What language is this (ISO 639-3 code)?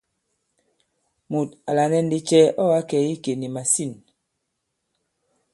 abb